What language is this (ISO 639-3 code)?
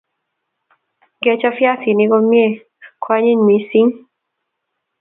kln